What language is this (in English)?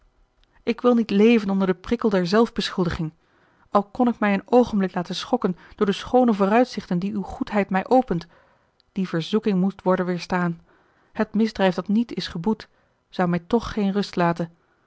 Dutch